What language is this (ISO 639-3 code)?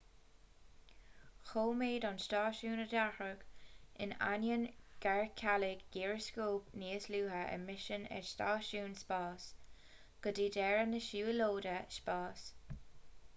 gle